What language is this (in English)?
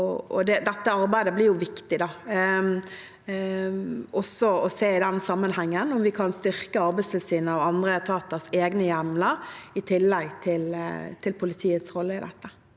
Norwegian